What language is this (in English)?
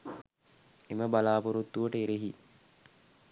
Sinhala